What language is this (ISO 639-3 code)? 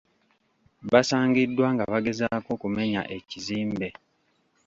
lug